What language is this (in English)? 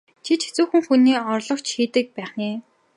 Mongolian